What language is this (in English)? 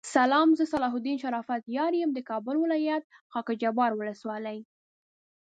Pashto